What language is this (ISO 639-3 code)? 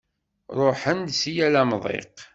kab